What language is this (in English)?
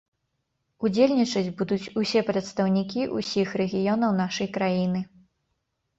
Belarusian